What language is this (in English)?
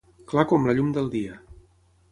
Catalan